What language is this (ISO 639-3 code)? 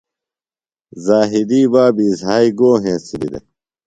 phl